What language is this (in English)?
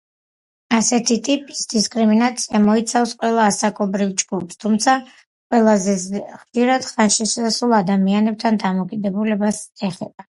Georgian